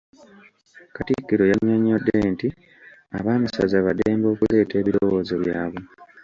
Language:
Ganda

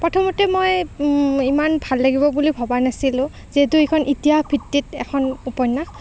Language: Assamese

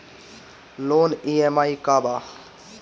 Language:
Bhojpuri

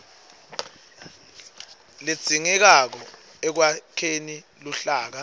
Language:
Swati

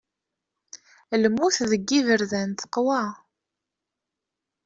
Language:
Kabyle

